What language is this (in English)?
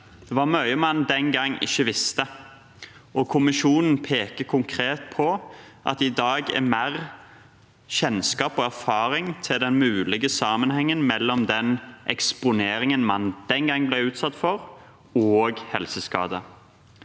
Norwegian